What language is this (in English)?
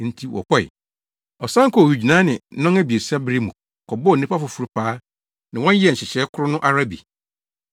Akan